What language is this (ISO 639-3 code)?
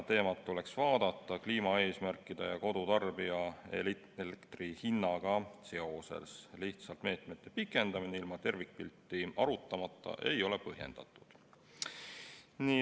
est